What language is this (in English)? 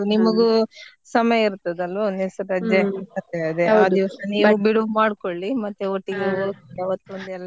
Kannada